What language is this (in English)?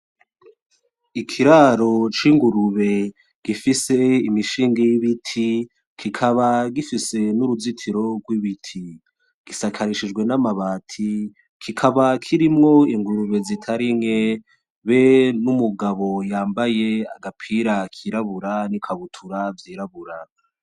Rundi